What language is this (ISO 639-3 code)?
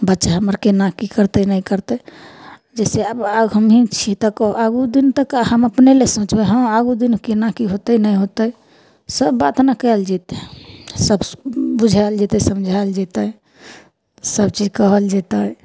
mai